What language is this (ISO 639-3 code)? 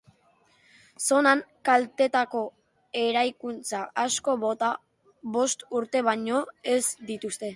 eus